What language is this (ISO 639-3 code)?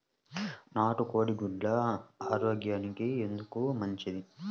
tel